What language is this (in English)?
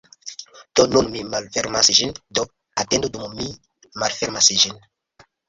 Esperanto